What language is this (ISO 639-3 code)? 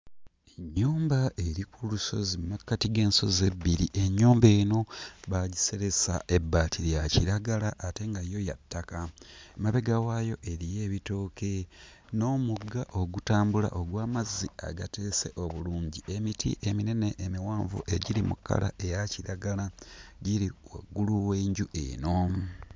lug